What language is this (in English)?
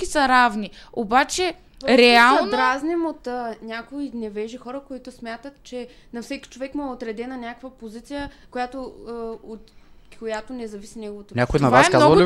Bulgarian